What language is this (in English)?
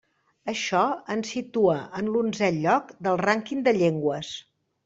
Catalan